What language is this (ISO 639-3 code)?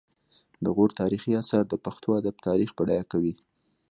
pus